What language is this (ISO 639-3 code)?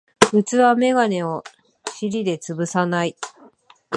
jpn